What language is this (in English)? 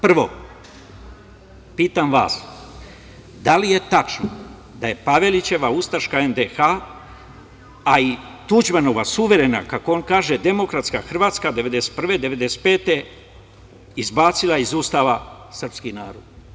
Serbian